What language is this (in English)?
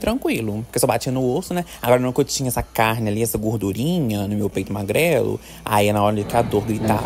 Portuguese